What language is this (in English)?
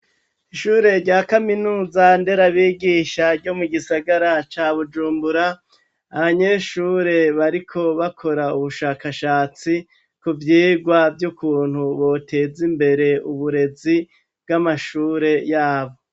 Rundi